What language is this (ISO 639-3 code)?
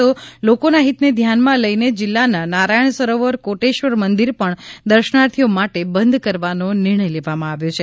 guj